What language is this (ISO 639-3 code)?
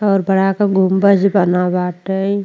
bho